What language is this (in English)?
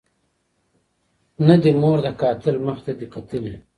Pashto